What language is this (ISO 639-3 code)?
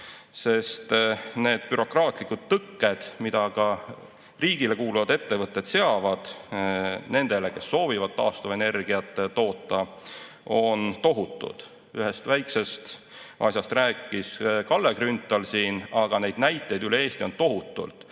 est